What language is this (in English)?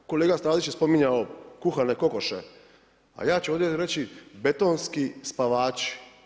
Croatian